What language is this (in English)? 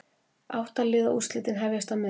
Icelandic